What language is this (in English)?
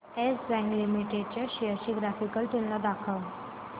Marathi